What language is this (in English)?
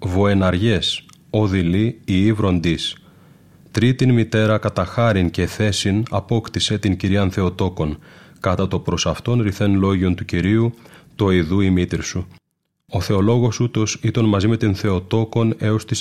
Greek